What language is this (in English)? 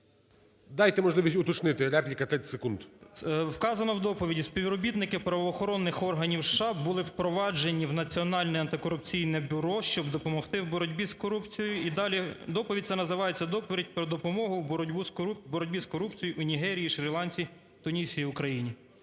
Ukrainian